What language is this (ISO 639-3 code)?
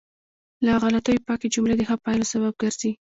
pus